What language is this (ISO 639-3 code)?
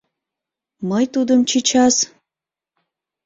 chm